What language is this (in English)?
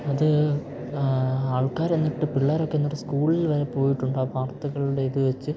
Malayalam